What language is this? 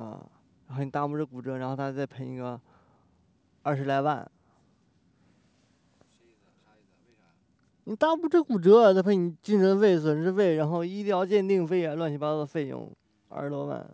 Chinese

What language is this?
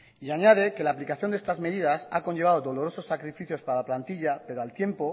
Spanish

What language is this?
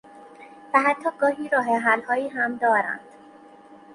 Persian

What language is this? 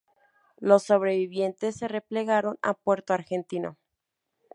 Spanish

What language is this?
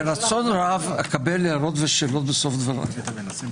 Hebrew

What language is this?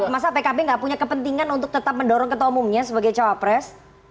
Indonesian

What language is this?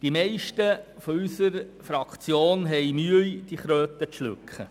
Swiss German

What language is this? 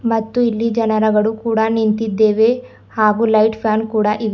Kannada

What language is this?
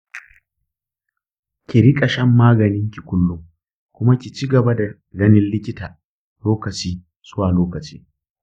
Hausa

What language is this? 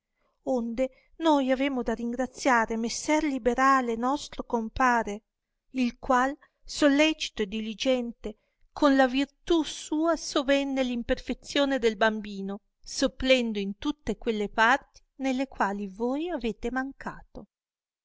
Italian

